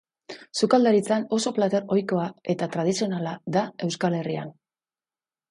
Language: Basque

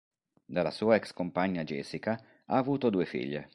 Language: Italian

